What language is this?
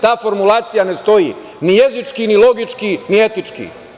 Serbian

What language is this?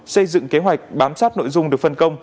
Vietnamese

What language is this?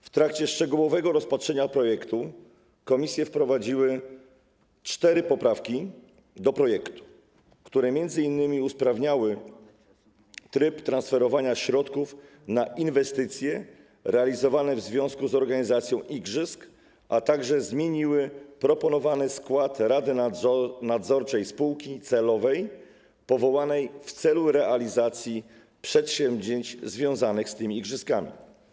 Polish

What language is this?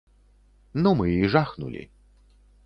Belarusian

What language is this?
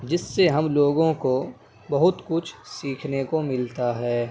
Urdu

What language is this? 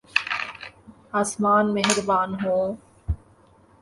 Urdu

